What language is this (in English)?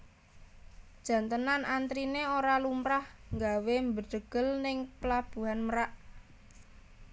Javanese